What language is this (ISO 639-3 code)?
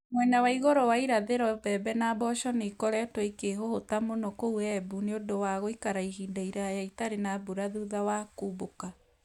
kik